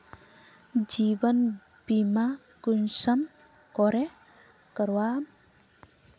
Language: Magahi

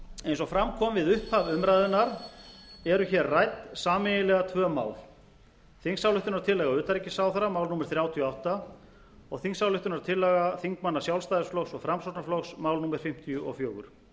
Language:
Icelandic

